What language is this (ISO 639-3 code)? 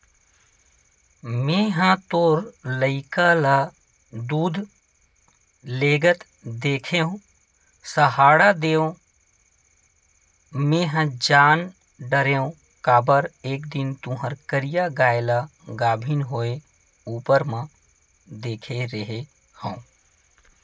hne